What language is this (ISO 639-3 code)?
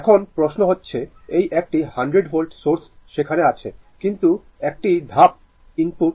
ben